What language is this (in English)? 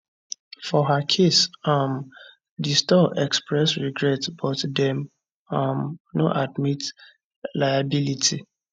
Nigerian Pidgin